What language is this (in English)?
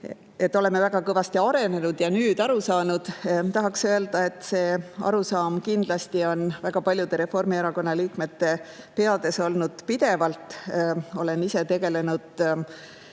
Estonian